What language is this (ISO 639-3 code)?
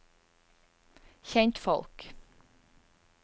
nor